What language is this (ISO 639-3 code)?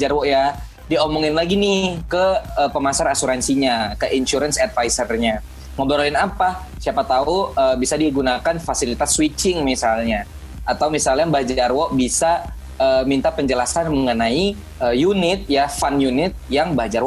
ind